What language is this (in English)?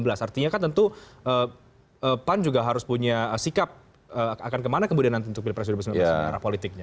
Indonesian